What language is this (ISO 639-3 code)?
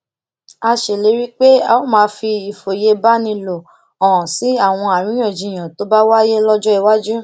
yor